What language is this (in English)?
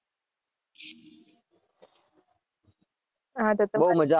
Gujarati